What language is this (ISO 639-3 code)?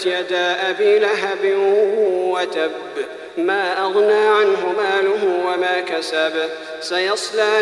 ara